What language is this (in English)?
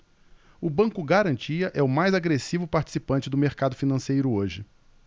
Portuguese